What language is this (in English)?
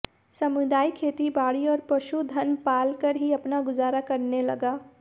Hindi